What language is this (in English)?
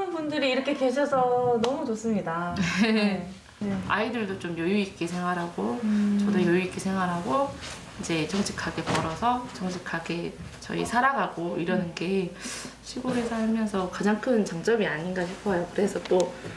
Korean